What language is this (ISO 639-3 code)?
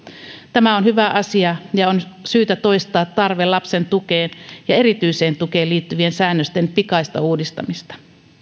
fin